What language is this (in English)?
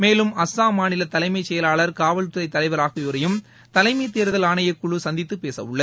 Tamil